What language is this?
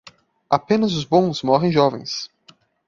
Portuguese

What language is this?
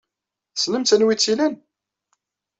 Kabyle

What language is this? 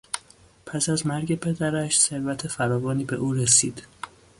Persian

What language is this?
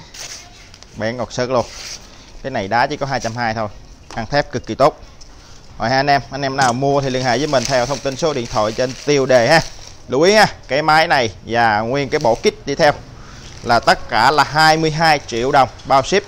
Vietnamese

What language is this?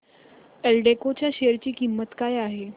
Marathi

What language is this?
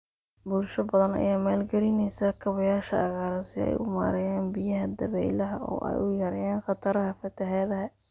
Somali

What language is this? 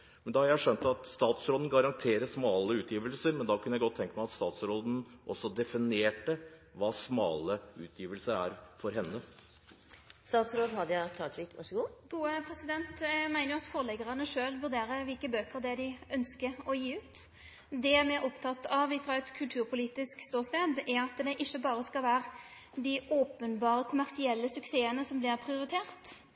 Norwegian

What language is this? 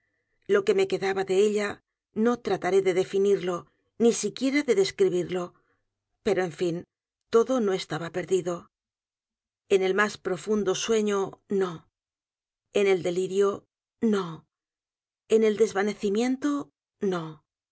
Spanish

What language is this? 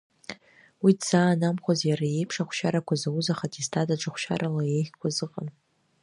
Abkhazian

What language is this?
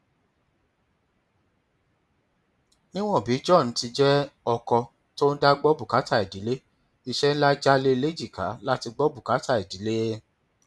Yoruba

